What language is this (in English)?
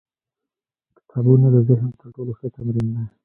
Pashto